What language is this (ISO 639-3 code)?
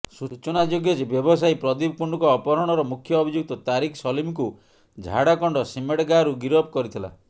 ori